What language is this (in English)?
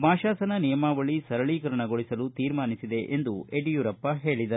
Kannada